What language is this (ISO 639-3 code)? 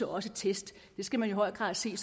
dan